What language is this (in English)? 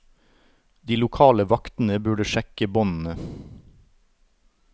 Norwegian